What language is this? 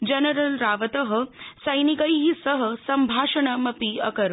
Sanskrit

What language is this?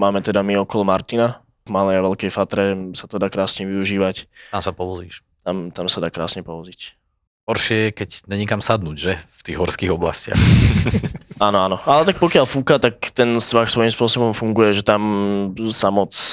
Slovak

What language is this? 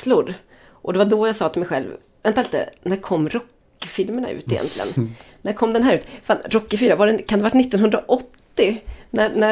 Swedish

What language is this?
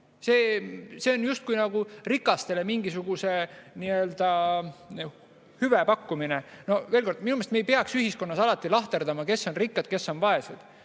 Estonian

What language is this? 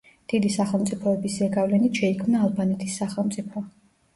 Georgian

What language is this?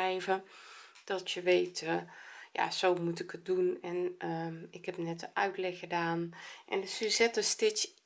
Dutch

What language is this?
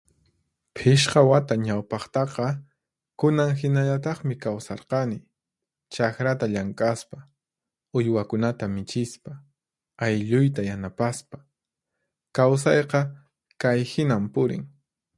Puno Quechua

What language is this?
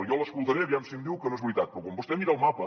Catalan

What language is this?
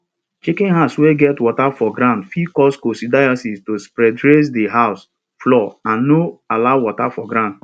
Nigerian Pidgin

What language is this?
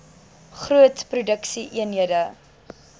Afrikaans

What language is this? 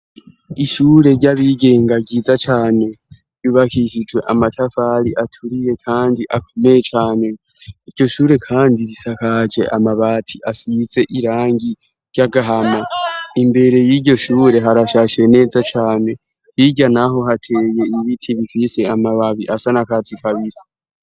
Rundi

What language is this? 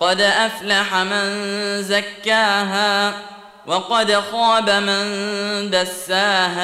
Arabic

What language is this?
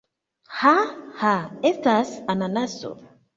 Esperanto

